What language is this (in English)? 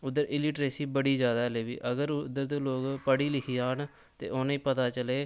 Dogri